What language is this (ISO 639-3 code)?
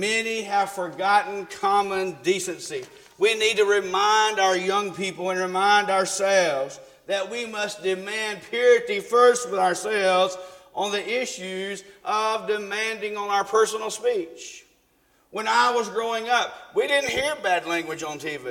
eng